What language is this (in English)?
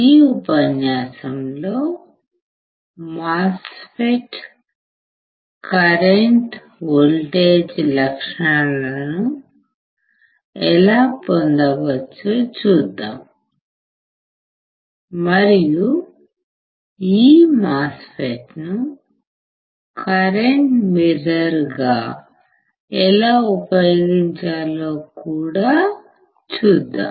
Telugu